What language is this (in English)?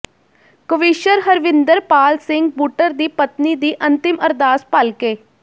Punjabi